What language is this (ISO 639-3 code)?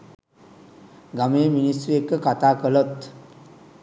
sin